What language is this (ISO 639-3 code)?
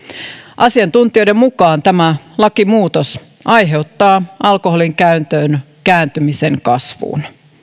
fin